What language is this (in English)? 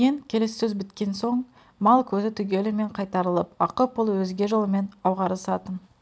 Kazakh